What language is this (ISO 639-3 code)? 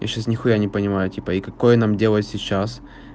rus